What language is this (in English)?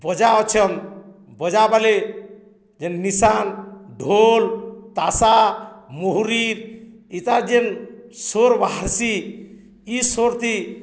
Odia